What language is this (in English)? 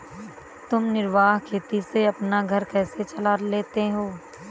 Hindi